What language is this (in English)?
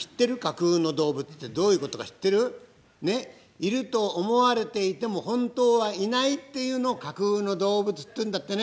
Japanese